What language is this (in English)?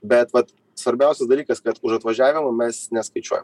Lithuanian